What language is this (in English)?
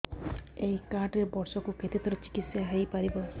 Odia